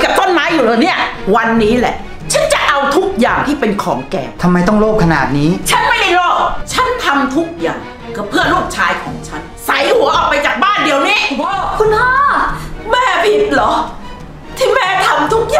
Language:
Thai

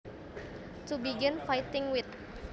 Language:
Javanese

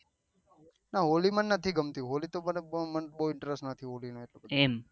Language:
Gujarati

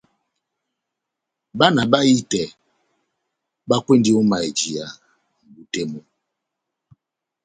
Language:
Batanga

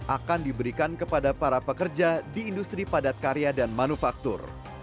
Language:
Indonesian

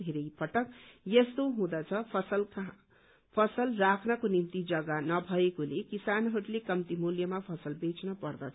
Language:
Nepali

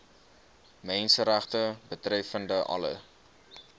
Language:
Afrikaans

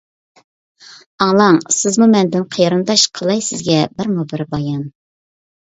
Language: Uyghur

